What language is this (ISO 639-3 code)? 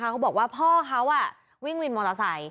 tha